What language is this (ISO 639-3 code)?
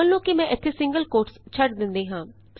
pan